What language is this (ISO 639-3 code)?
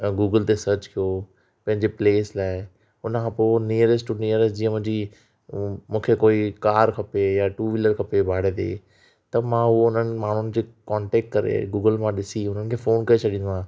snd